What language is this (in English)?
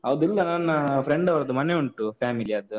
Kannada